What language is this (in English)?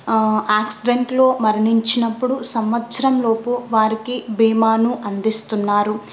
Telugu